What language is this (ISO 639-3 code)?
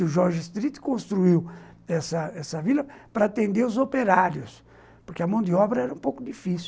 por